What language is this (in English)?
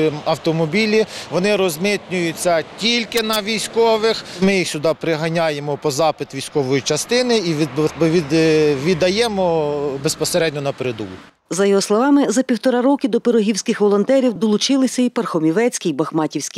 Ukrainian